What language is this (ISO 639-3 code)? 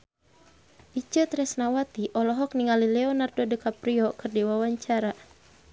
sun